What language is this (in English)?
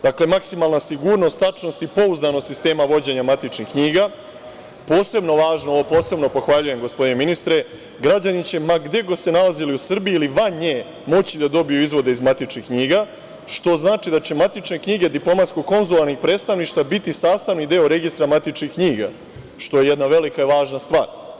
Serbian